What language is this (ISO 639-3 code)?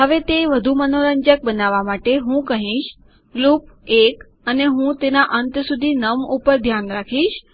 guj